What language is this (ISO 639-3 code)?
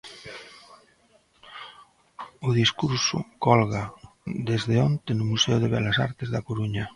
glg